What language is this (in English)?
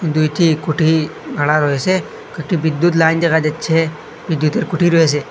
Bangla